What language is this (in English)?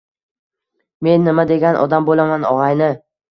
Uzbek